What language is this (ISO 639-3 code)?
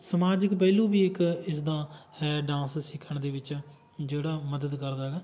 pan